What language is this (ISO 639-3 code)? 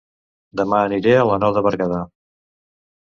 cat